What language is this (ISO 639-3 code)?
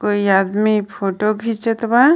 bho